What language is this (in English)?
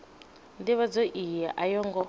Venda